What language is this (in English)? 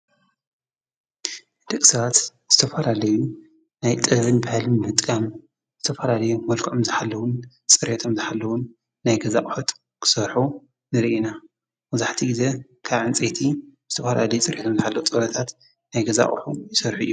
Tigrinya